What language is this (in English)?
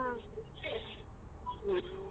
Kannada